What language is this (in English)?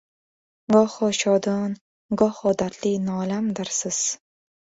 Uzbek